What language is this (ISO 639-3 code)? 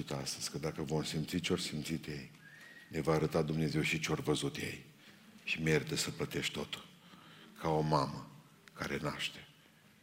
ron